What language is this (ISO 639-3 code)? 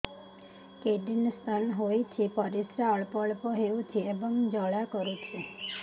ori